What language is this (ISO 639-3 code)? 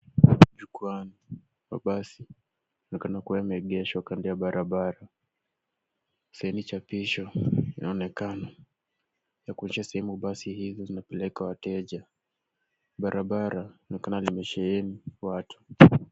swa